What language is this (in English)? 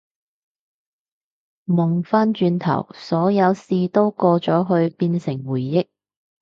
Cantonese